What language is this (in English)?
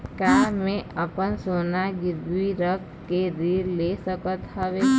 Chhattisgarhi